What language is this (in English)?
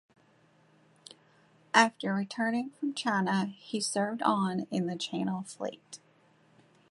English